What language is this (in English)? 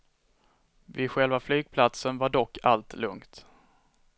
Swedish